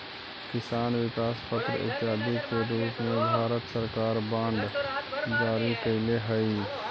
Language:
Magahi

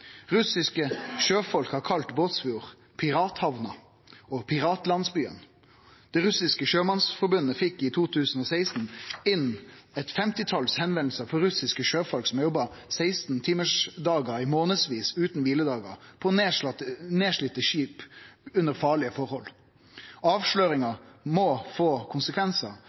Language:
Norwegian Nynorsk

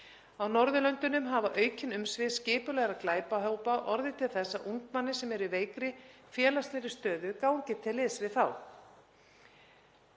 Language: Icelandic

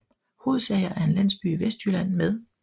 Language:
Danish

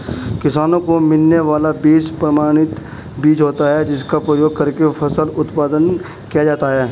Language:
Hindi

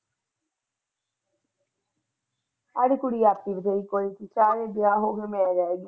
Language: Punjabi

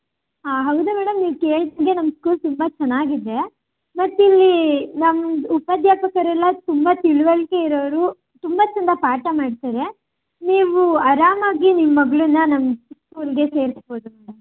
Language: Kannada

